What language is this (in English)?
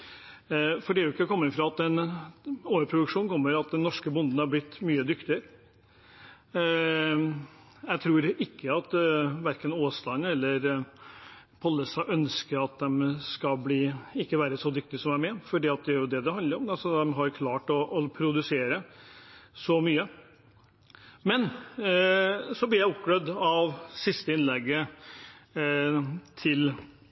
Norwegian Bokmål